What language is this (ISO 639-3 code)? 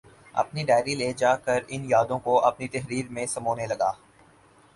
urd